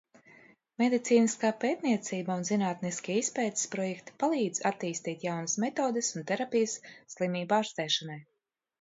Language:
Latvian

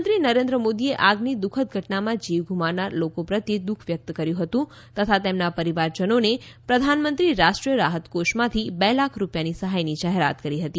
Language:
Gujarati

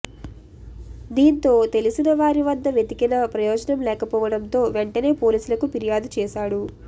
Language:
Telugu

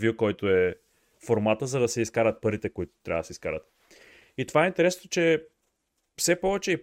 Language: Bulgarian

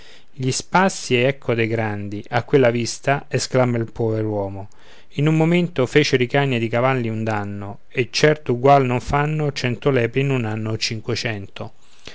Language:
Italian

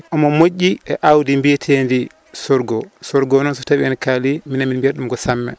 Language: Fula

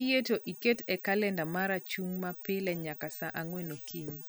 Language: Luo (Kenya and Tanzania)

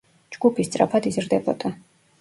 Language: Georgian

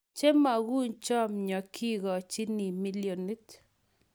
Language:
Kalenjin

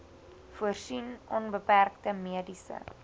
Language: Afrikaans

